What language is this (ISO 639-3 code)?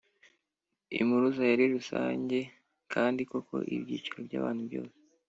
kin